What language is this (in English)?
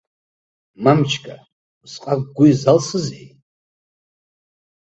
Abkhazian